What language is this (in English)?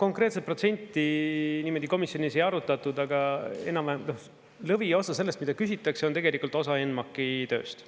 Estonian